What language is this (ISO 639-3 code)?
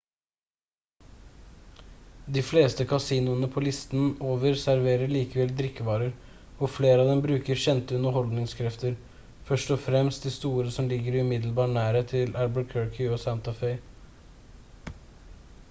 nob